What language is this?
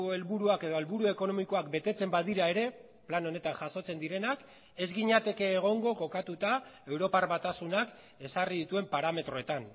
Basque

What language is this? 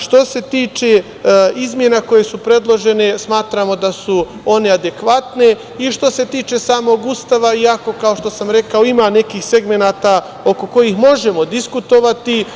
Serbian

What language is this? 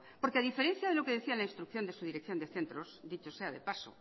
Spanish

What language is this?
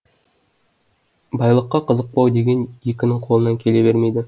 Kazakh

